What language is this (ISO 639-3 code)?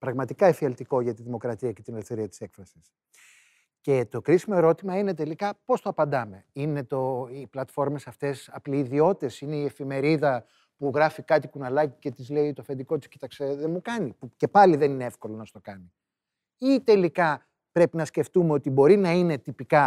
ell